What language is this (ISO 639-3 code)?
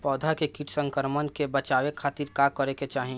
bho